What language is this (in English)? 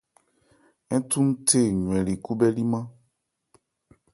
Ebrié